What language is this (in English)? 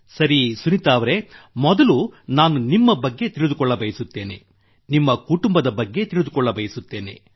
Kannada